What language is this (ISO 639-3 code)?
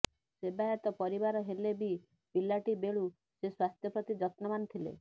ori